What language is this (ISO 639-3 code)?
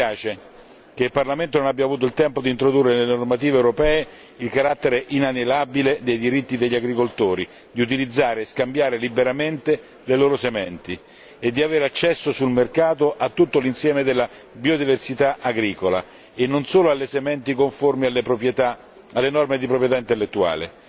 ita